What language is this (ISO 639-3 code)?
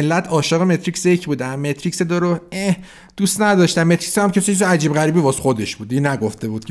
fas